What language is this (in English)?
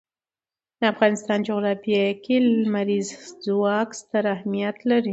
Pashto